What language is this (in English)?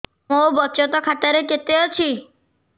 Odia